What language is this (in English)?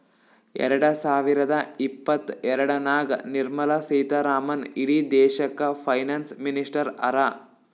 Kannada